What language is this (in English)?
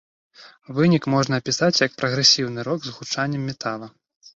Belarusian